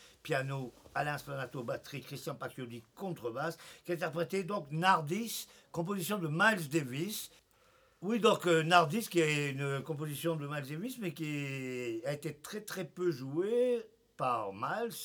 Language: French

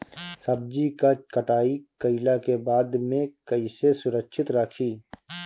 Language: Bhojpuri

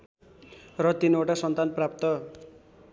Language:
Nepali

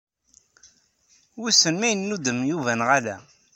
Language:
Kabyle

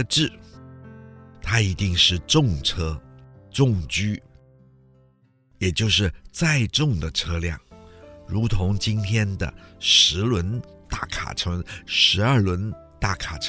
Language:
Chinese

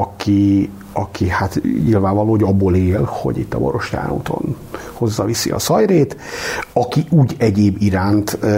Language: Hungarian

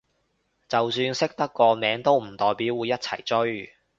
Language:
Cantonese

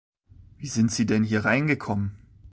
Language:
German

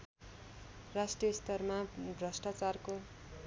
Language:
Nepali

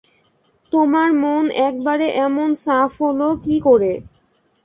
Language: Bangla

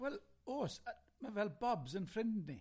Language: Welsh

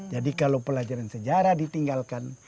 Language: Indonesian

